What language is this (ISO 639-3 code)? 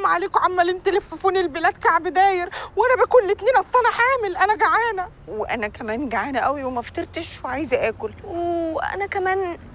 ara